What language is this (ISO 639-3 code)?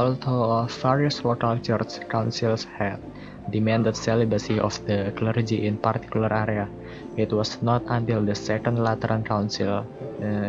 ind